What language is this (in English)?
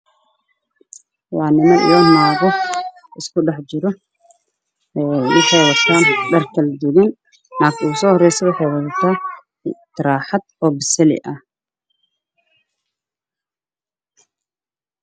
Somali